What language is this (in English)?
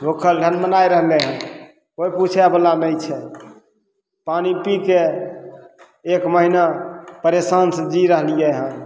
Maithili